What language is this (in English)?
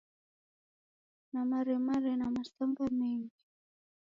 Taita